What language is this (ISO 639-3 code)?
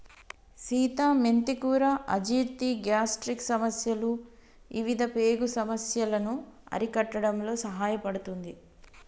tel